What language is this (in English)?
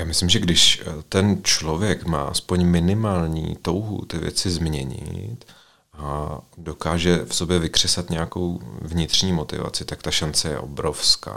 Czech